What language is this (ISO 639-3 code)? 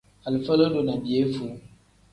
kdh